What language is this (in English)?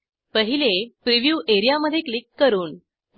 Marathi